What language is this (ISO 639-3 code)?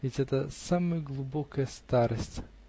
rus